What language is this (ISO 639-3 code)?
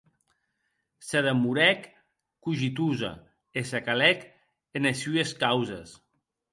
oci